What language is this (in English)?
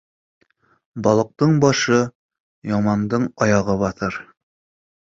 Bashkir